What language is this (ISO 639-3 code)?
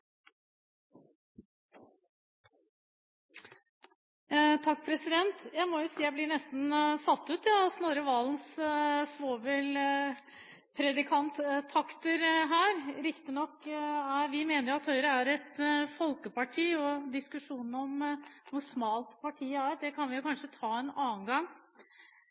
nob